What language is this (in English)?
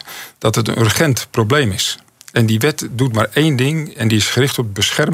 Dutch